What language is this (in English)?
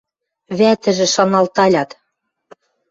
Western Mari